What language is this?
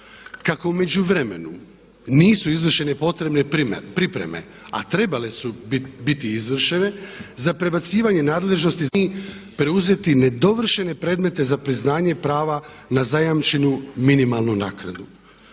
Croatian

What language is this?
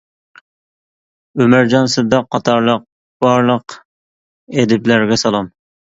Uyghur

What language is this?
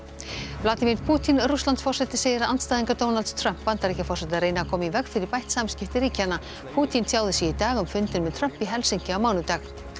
Icelandic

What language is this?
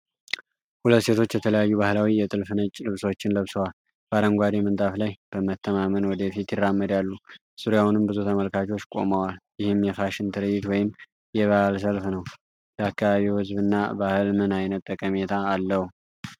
Amharic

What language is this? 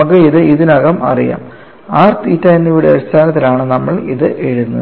Malayalam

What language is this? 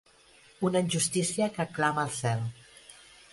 Catalan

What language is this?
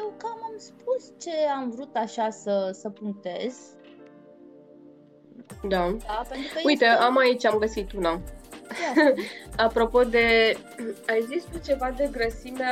Romanian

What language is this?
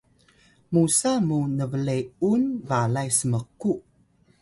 Atayal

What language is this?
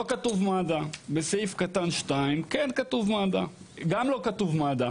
Hebrew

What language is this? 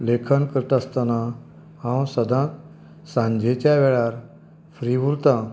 Konkani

